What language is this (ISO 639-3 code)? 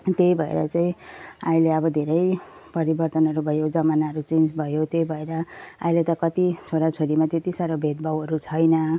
nep